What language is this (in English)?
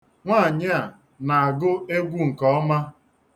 Igbo